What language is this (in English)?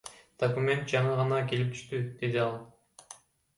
Kyrgyz